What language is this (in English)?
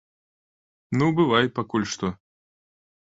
Belarusian